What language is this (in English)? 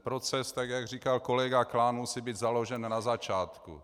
Czech